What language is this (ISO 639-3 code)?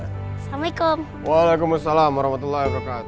ind